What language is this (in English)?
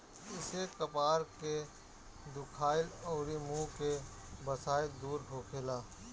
Bhojpuri